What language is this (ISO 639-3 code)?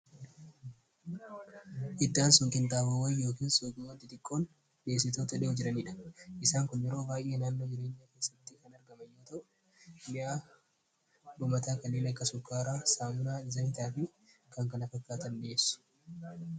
orm